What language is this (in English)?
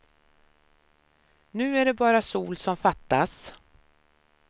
Swedish